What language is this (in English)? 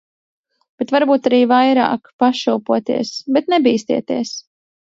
Latvian